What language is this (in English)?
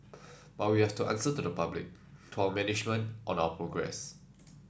English